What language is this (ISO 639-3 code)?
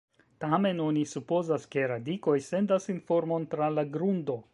epo